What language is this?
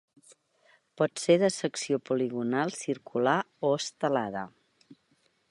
Catalan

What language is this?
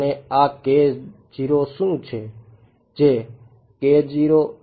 Gujarati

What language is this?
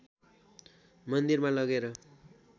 Nepali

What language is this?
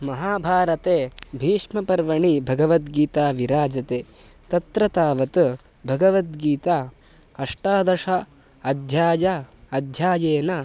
Sanskrit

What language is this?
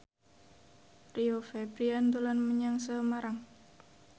Javanese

